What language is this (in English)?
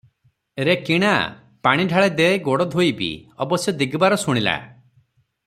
Odia